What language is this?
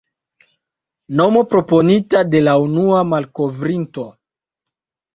Esperanto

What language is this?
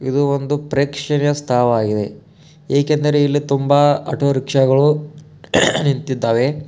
Kannada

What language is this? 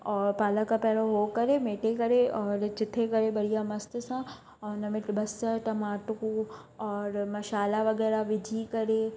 Sindhi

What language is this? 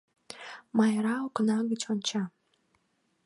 Mari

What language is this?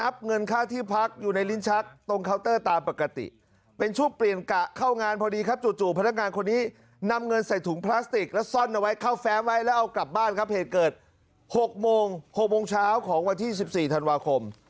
Thai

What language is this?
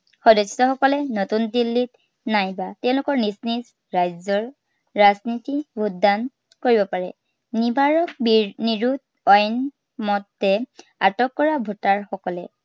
Assamese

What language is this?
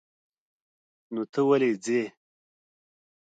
Pashto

